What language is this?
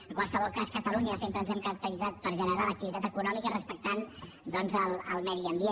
Catalan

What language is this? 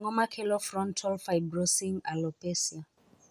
Luo (Kenya and Tanzania)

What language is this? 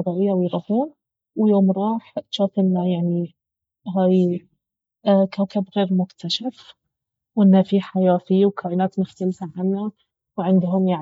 Baharna Arabic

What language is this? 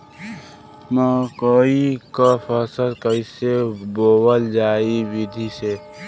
Bhojpuri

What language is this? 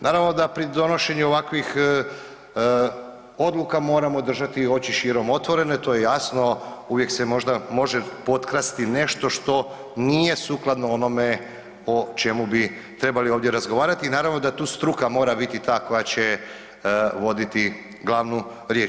Croatian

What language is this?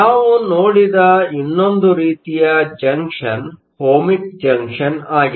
Kannada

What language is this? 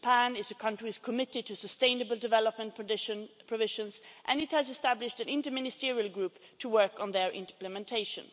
English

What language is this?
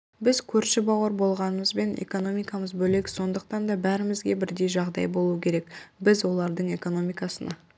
Kazakh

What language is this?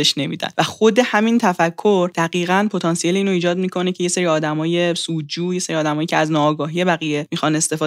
Persian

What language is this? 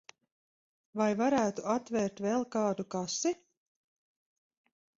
Latvian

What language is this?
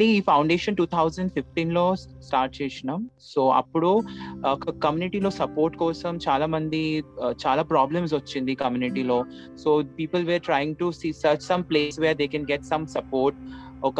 Telugu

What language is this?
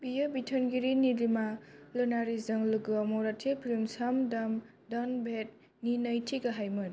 Bodo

